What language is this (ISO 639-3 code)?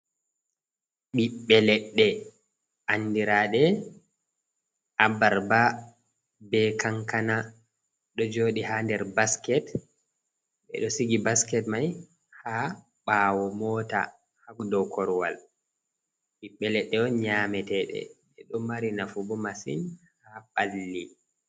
ful